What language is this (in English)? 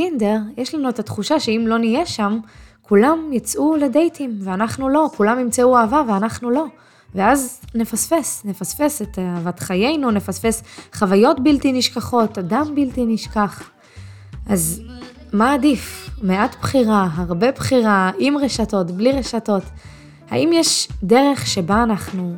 Hebrew